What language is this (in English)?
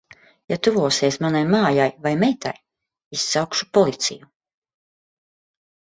Latvian